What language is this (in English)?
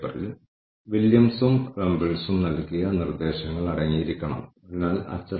Malayalam